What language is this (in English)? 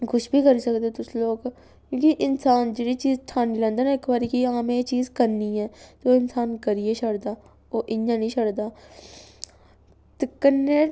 Dogri